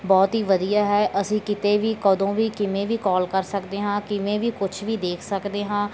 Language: Punjabi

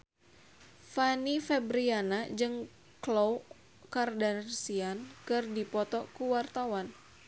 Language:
Sundanese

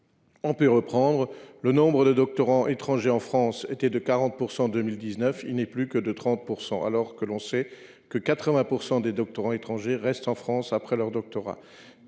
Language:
French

